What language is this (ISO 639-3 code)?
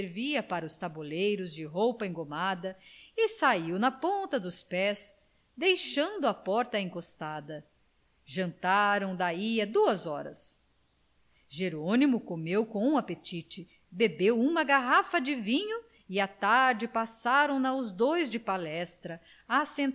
por